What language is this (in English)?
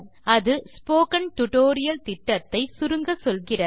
Tamil